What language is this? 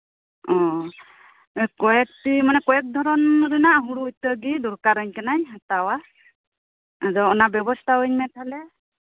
Santali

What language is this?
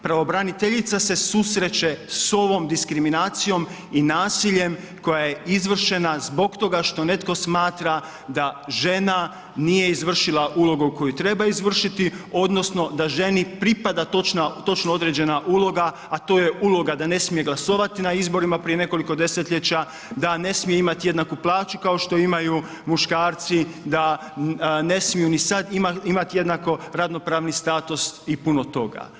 Croatian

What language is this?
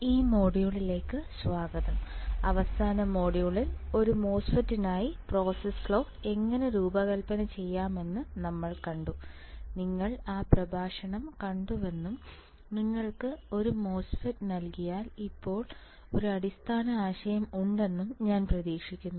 Malayalam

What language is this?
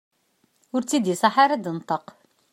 Kabyle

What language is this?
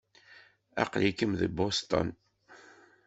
Kabyle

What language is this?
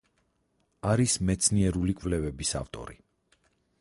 Georgian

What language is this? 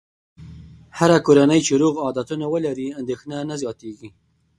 Pashto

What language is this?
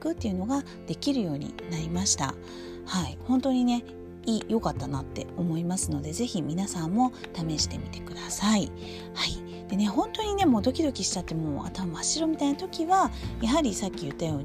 Japanese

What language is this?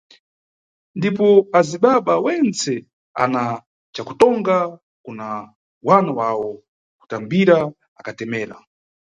Nyungwe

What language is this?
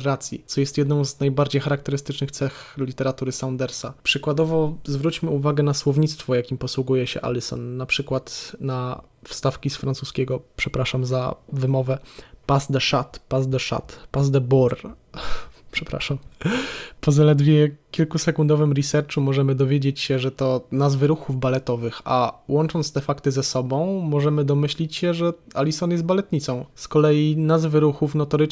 Polish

